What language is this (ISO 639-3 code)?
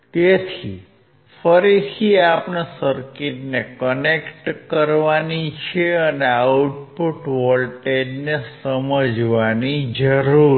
guj